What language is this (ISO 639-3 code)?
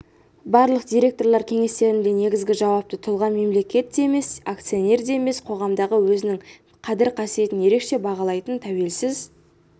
kaz